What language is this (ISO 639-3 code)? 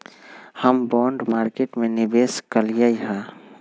mag